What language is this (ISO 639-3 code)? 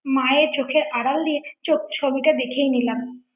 ben